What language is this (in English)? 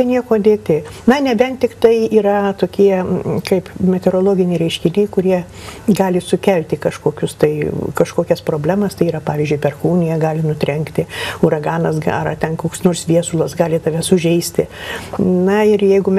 Lithuanian